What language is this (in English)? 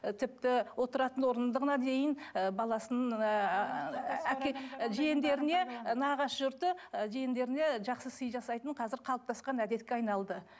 Kazakh